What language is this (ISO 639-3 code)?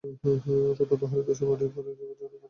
ben